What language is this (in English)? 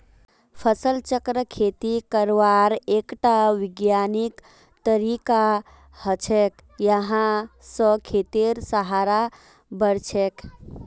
Magahi